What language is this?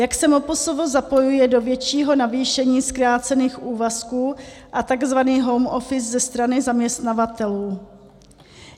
Czech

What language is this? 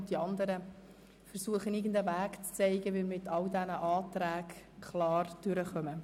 Swiss German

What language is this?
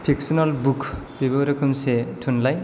Bodo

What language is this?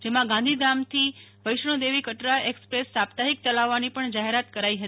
Gujarati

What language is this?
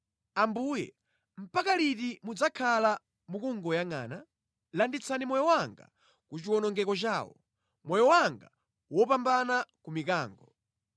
Nyanja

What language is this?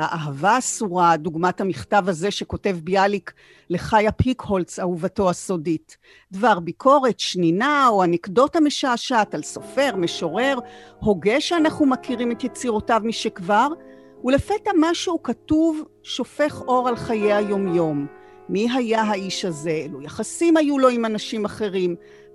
Hebrew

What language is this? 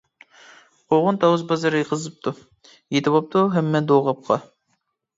Uyghur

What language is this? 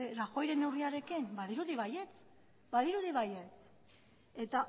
Basque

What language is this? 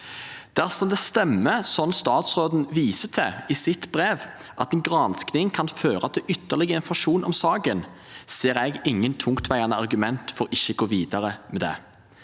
Norwegian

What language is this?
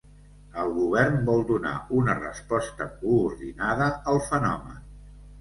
Catalan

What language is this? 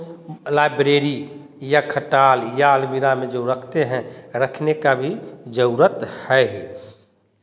Hindi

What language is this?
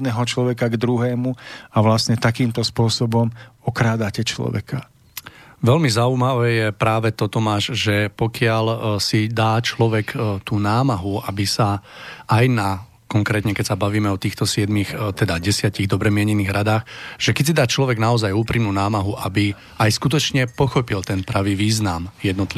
Slovak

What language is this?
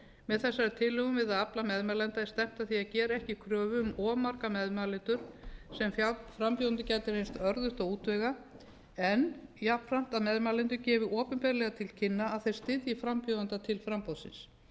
Icelandic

